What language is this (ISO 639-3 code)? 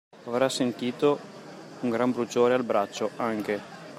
ita